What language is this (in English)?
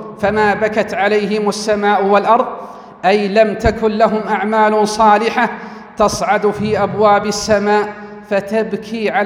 Arabic